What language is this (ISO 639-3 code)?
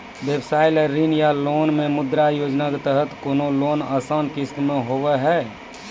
mai